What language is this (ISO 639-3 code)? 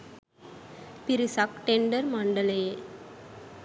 sin